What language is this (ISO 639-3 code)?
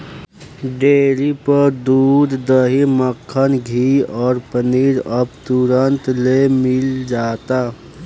bho